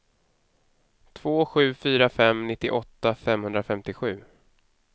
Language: Swedish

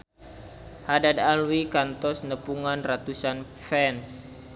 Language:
Sundanese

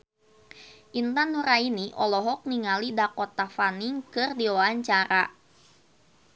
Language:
Sundanese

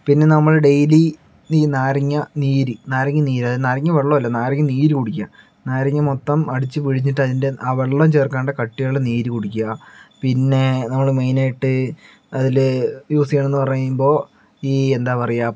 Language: Malayalam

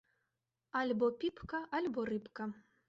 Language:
Belarusian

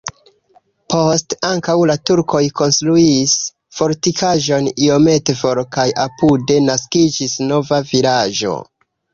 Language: Esperanto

